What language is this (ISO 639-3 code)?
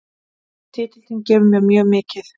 isl